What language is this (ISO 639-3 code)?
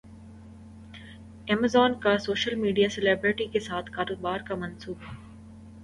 urd